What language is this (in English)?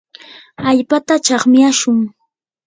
Yanahuanca Pasco Quechua